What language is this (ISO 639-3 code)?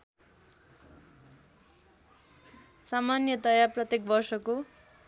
nep